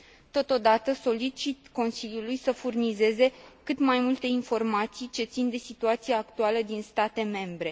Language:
Romanian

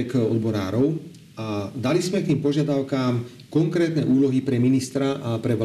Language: Slovak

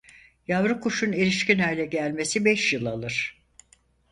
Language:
Turkish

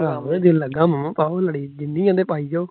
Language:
Punjabi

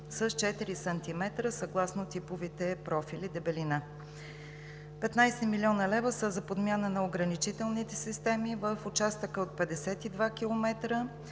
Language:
Bulgarian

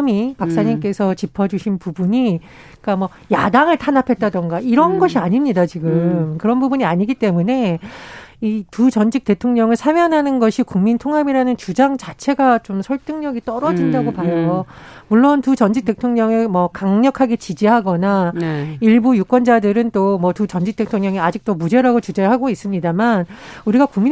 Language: Korean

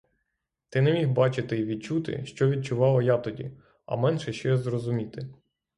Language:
Ukrainian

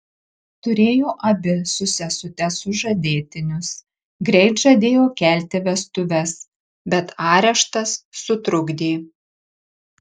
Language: Lithuanian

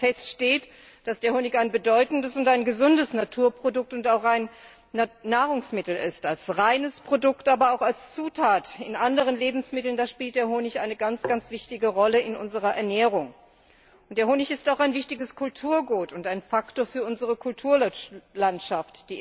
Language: German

